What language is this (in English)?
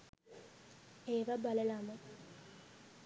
Sinhala